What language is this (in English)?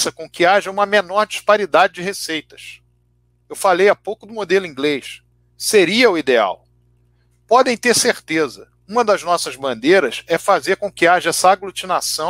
Portuguese